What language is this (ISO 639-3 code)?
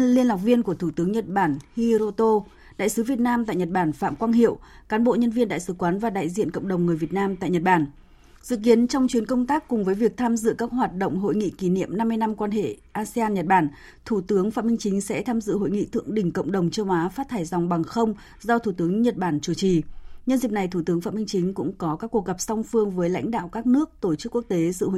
vie